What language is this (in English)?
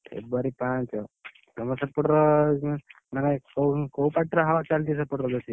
Odia